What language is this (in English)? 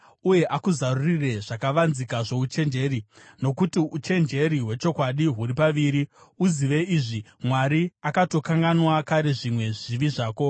Shona